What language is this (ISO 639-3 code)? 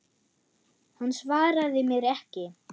isl